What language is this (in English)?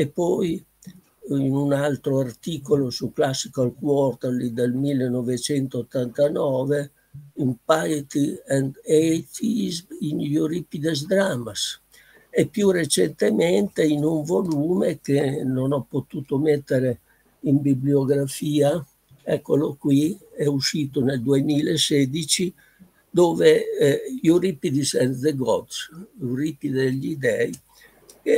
Italian